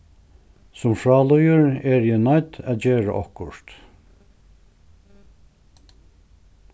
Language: Faroese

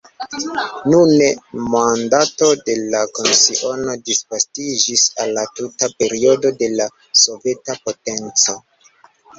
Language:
Esperanto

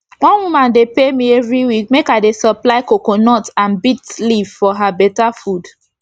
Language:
Nigerian Pidgin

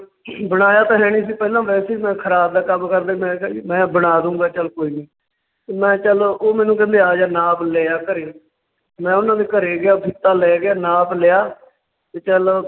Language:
Punjabi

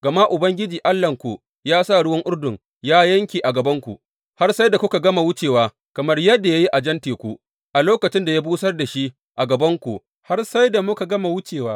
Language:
Hausa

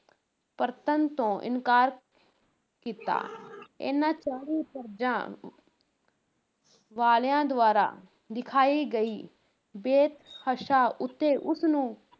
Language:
Punjabi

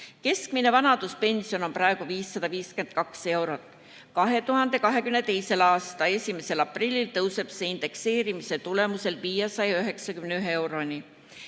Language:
Estonian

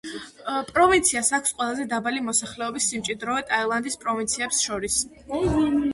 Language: Georgian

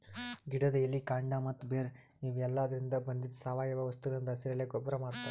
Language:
Kannada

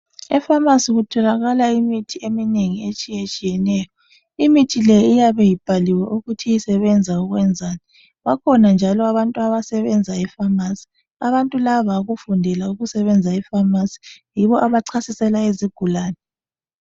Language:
North Ndebele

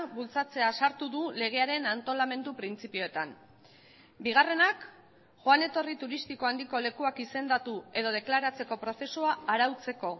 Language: Basque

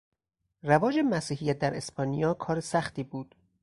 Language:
Persian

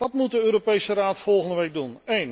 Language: Dutch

